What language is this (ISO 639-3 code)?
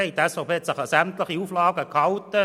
gsw